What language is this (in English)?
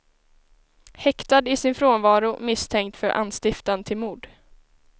Swedish